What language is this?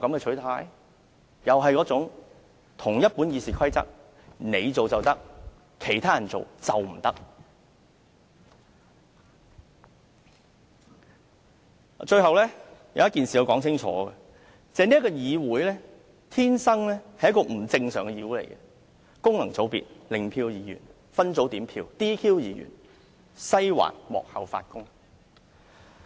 Cantonese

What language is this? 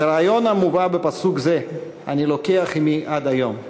Hebrew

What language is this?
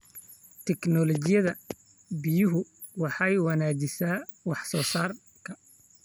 Somali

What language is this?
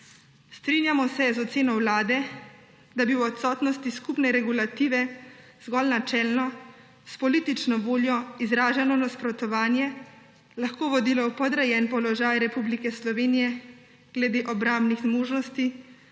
Slovenian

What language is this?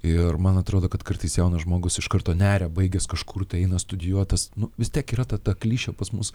Lithuanian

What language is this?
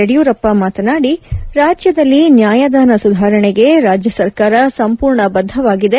Kannada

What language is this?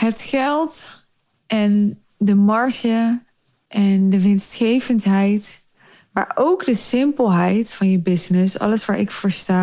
Dutch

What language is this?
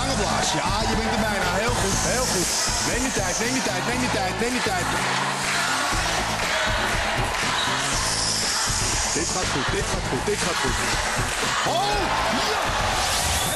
Dutch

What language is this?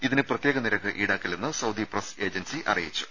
Malayalam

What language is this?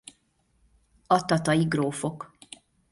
Hungarian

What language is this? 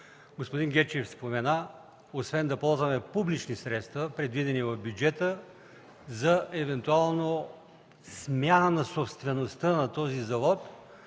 Bulgarian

